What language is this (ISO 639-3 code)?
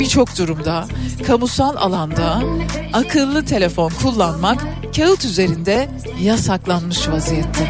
tur